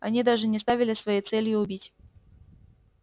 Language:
Russian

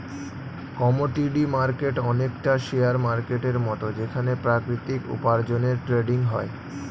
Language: Bangla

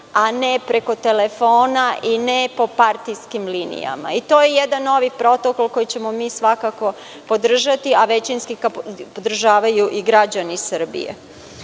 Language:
Serbian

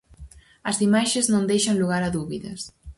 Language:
Galician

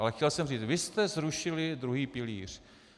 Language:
Czech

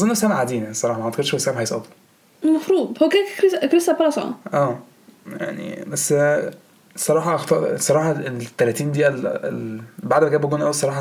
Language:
Arabic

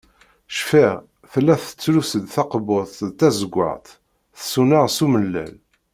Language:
Kabyle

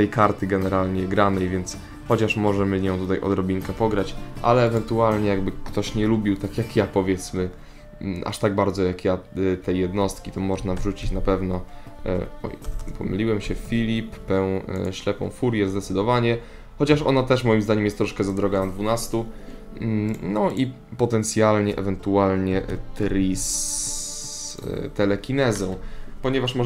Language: Polish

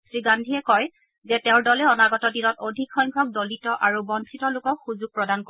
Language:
Assamese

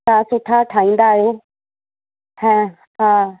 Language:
Sindhi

